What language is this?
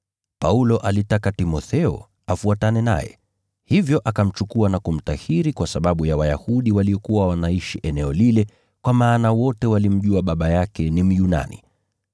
Swahili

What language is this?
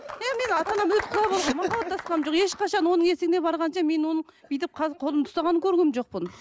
Kazakh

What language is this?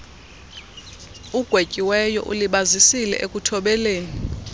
Xhosa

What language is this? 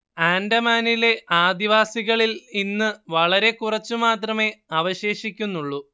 Malayalam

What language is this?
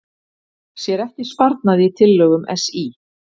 Icelandic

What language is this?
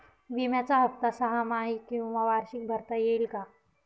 Marathi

